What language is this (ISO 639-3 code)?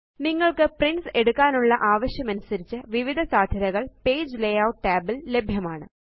mal